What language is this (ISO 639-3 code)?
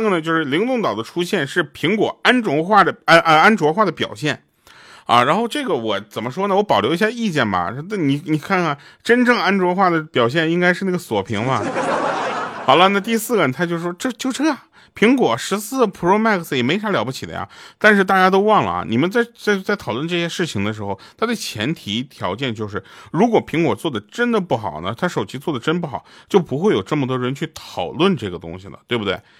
zho